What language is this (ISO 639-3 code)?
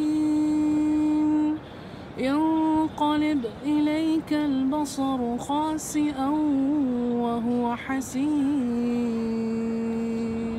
ara